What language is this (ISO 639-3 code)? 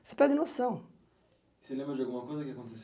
por